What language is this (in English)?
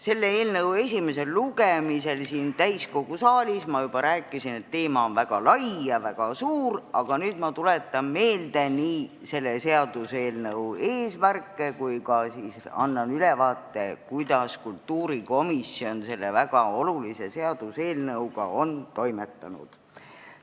Estonian